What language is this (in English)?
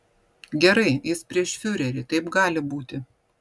Lithuanian